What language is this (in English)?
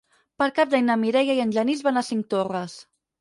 Catalan